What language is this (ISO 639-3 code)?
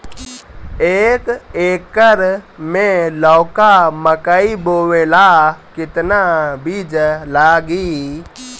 bho